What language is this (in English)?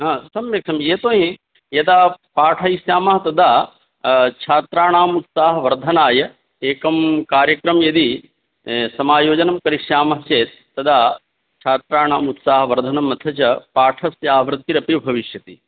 Sanskrit